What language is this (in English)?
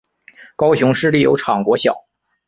Chinese